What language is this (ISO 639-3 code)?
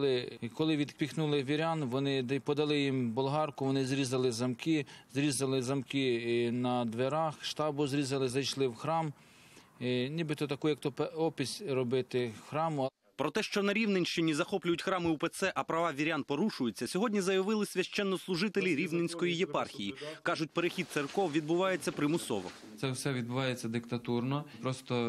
ukr